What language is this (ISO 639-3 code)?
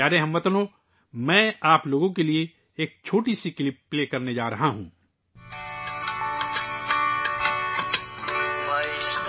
urd